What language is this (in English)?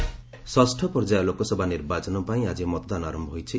Odia